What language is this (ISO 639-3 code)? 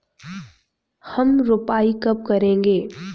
hin